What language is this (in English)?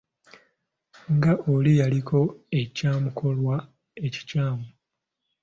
Ganda